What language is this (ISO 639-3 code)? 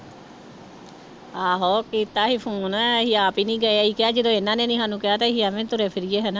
pan